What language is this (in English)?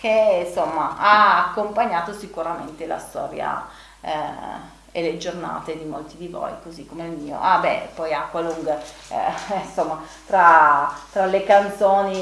Italian